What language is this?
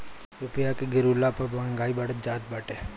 Bhojpuri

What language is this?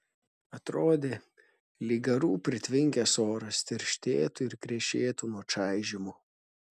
Lithuanian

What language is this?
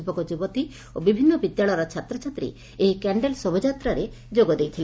Odia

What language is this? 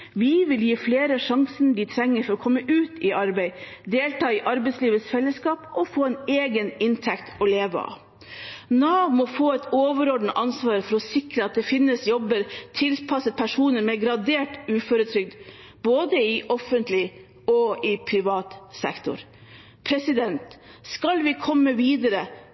Norwegian Bokmål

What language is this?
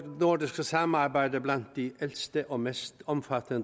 Danish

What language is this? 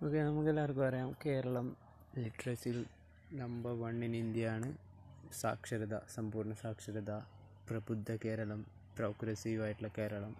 Malayalam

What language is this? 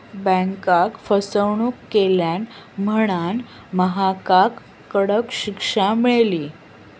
Marathi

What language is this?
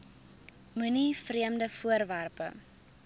Afrikaans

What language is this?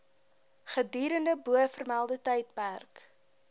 Afrikaans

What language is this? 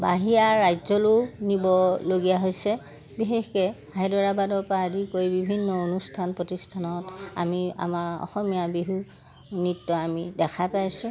Assamese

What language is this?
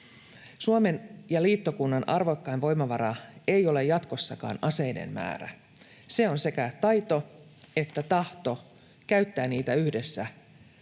Finnish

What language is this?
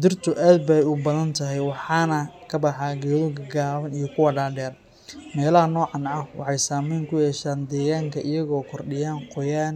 Somali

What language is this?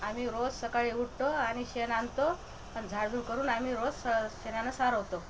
Marathi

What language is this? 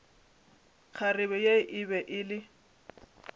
Northern Sotho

